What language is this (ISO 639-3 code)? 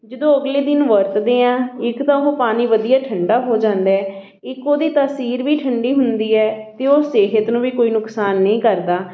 pan